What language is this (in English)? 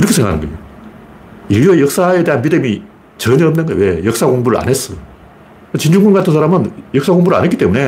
Korean